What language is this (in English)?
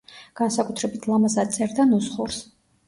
Georgian